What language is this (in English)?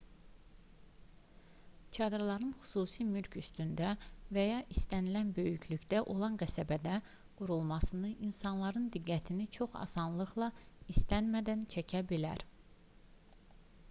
Azerbaijani